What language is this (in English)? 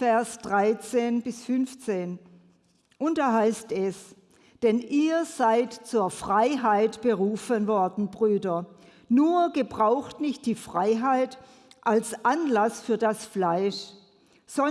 German